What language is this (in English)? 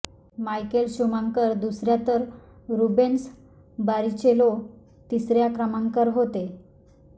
Marathi